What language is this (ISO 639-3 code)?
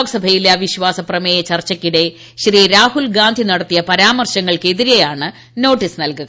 mal